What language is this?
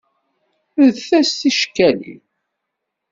Kabyle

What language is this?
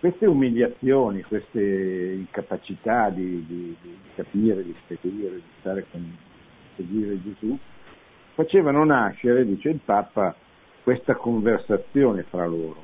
Italian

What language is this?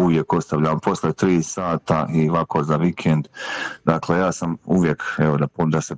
Croatian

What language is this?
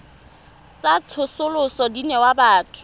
Tswana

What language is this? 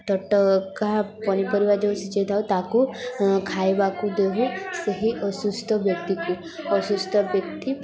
Odia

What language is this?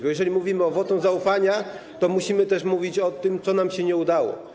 Polish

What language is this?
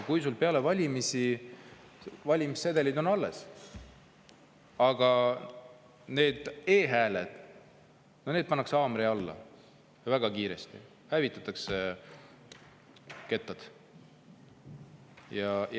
Estonian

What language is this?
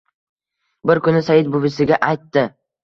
Uzbek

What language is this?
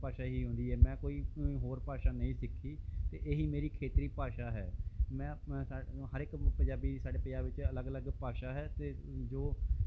Punjabi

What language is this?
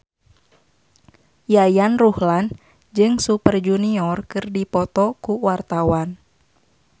Sundanese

